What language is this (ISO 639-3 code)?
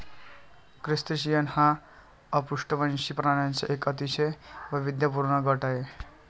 mar